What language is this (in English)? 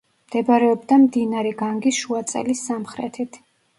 Georgian